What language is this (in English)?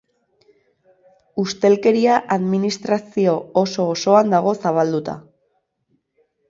Basque